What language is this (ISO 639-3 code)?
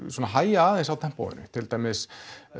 isl